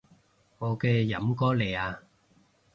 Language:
Cantonese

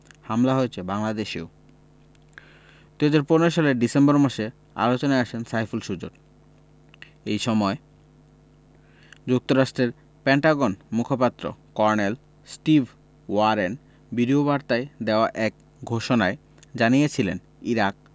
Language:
Bangla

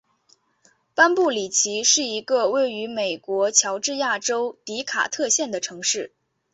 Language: Chinese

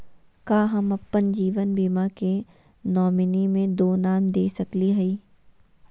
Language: Magahi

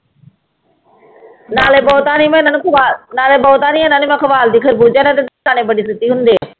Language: Punjabi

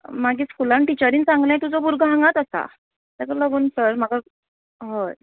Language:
Konkani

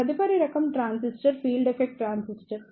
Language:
Telugu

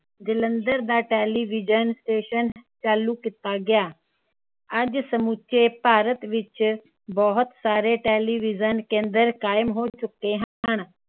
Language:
Punjabi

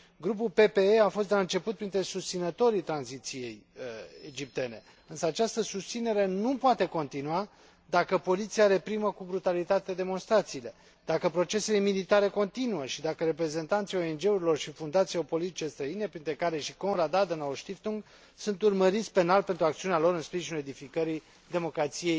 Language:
Romanian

